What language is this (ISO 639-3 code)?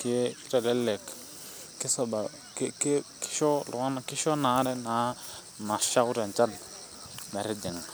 mas